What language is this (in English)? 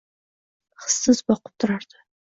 Uzbek